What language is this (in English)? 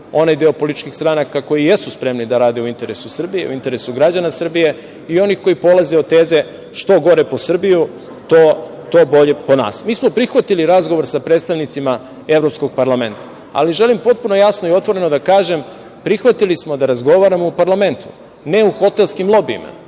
Serbian